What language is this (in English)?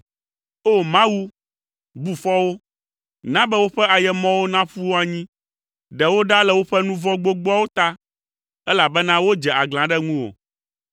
Ewe